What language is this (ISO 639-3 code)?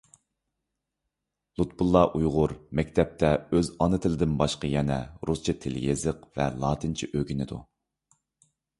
uig